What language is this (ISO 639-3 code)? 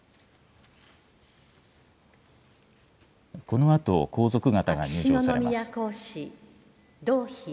jpn